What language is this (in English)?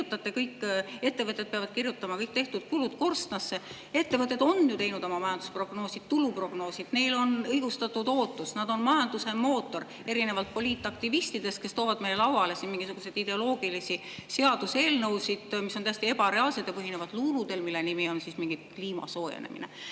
Estonian